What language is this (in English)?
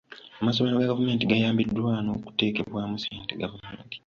Ganda